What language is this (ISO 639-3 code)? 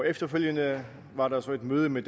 dan